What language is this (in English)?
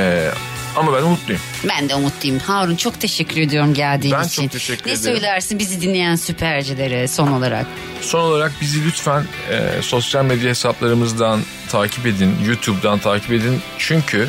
Turkish